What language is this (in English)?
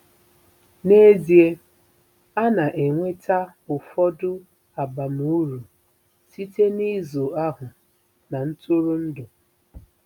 Igbo